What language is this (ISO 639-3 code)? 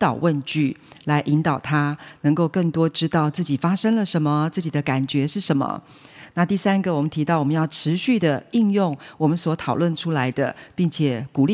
zho